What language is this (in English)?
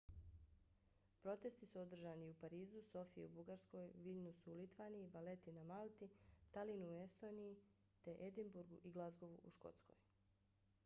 Bosnian